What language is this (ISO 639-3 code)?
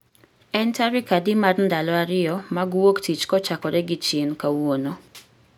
luo